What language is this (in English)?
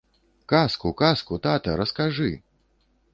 Belarusian